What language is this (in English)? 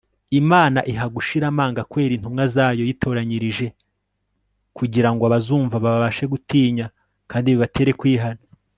Kinyarwanda